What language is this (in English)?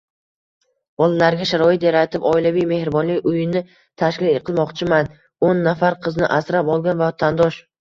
Uzbek